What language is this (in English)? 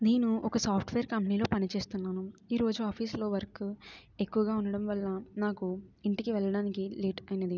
Telugu